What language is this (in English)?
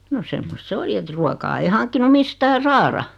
Finnish